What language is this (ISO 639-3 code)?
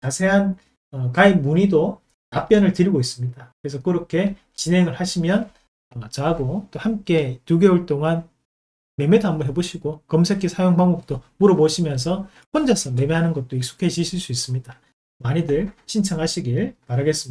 kor